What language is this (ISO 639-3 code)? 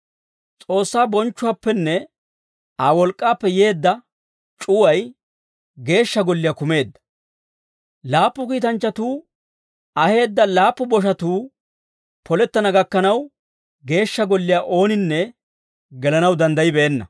dwr